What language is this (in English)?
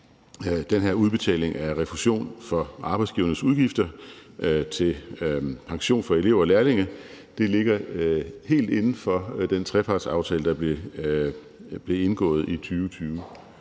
Danish